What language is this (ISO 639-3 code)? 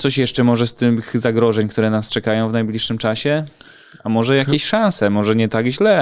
pol